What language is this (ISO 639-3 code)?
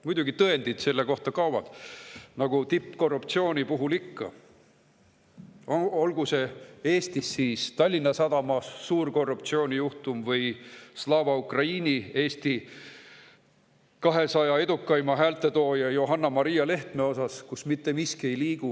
est